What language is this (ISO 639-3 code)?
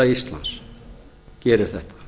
isl